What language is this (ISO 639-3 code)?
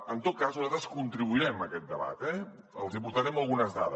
cat